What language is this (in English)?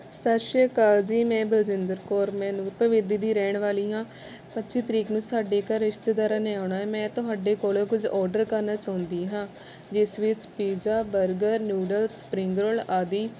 Punjabi